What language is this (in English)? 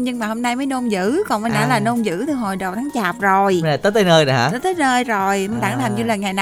Vietnamese